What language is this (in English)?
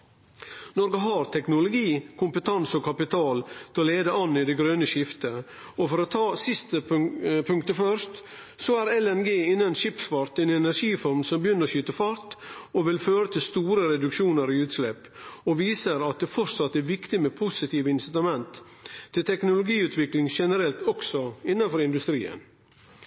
Norwegian Nynorsk